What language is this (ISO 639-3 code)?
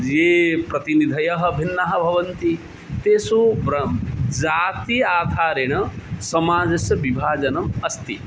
san